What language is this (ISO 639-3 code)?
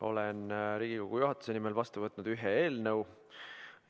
est